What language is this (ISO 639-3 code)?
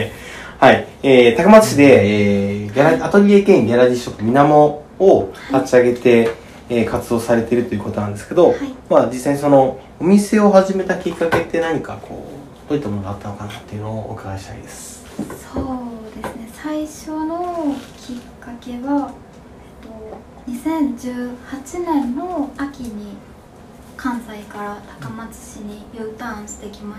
jpn